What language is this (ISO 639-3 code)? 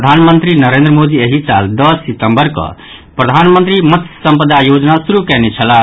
mai